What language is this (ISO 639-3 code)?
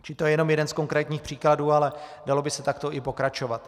ces